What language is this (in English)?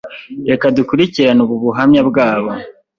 Kinyarwanda